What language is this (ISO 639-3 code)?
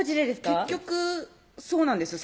jpn